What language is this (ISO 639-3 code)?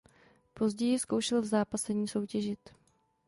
ces